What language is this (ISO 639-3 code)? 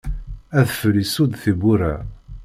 kab